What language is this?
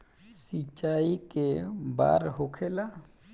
Bhojpuri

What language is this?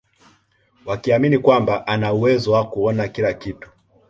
Swahili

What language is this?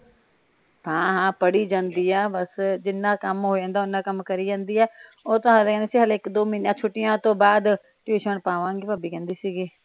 Punjabi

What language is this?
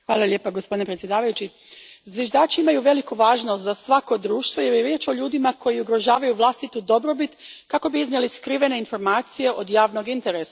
Croatian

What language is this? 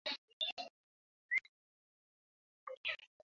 Bangla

